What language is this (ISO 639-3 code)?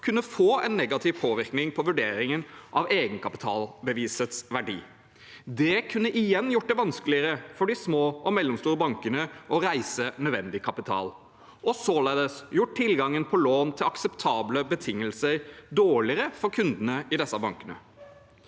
nor